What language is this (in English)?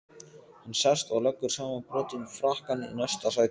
Icelandic